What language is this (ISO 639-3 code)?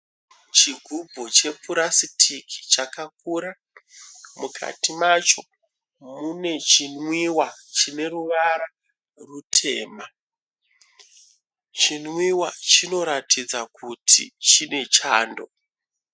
sna